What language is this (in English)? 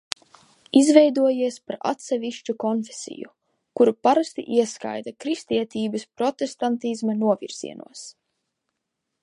Latvian